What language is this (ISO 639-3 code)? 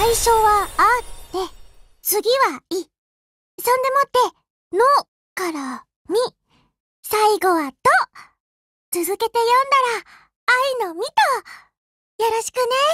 jpn